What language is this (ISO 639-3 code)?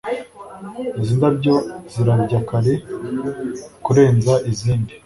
kin